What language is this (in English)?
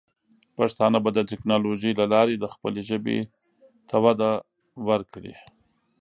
Pashto